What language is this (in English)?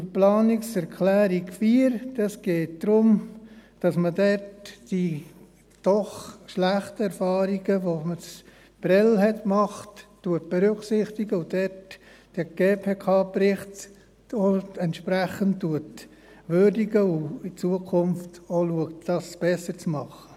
Swiss German